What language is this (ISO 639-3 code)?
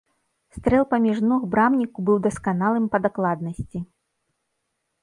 bel